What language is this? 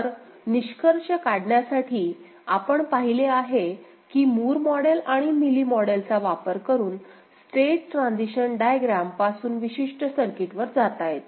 Marathi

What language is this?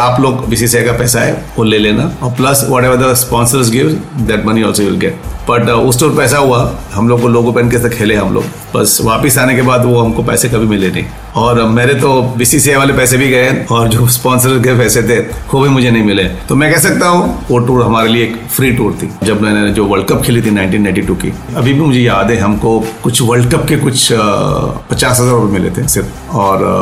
Hindi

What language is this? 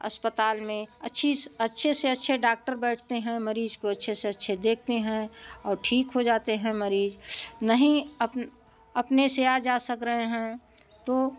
Hindi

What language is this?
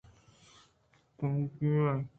Eastern Balochi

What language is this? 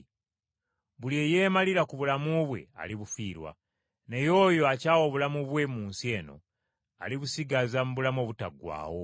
Ganda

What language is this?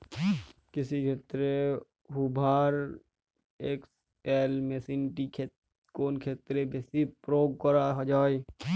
Bangla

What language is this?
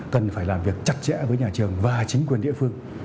Vietnamese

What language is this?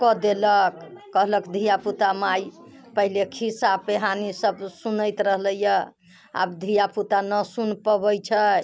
Maithili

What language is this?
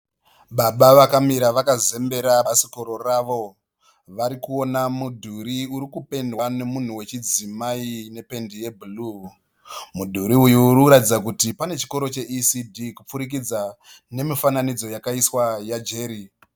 Shona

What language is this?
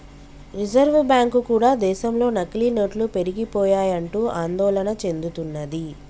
Telugu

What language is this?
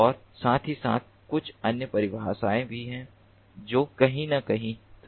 Hindi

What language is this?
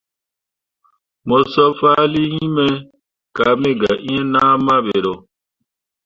Mundang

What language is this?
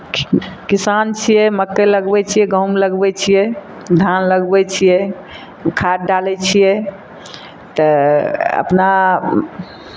Maithili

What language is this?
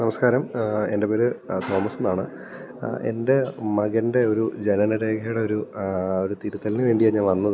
Malayalam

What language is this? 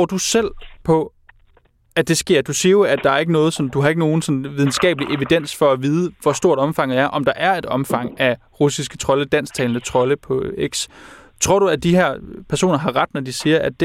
Danish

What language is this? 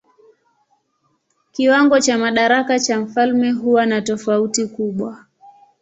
Swahili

